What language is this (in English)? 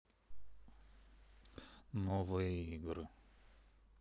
Russian